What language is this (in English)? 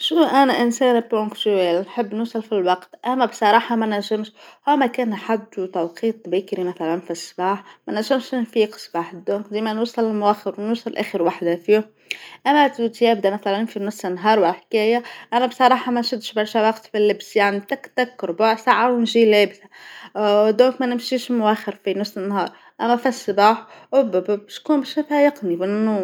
Tunisian Arabic